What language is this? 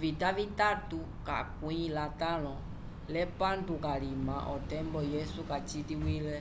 Umbundu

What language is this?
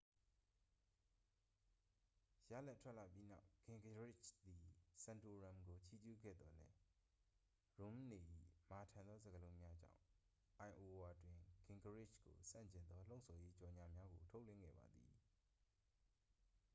Burmese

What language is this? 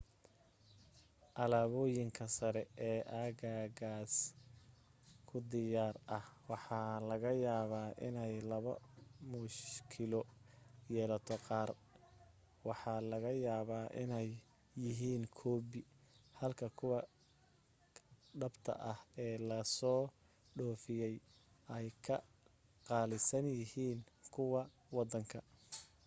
Somali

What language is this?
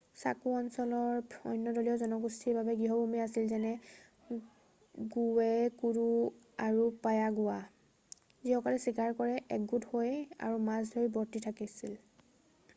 Assamese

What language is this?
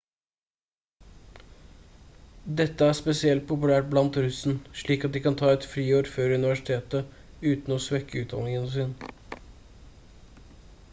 Norwegian Bokmål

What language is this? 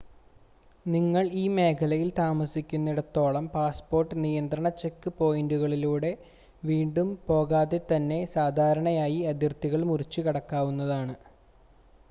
Malayalam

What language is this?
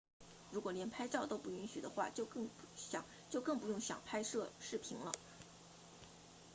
Chinese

